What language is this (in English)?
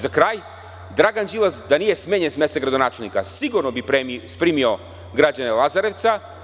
Serbian